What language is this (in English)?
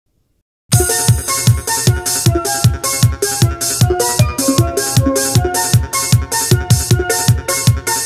Lithuanian